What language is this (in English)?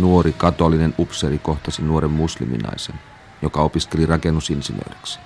Finnish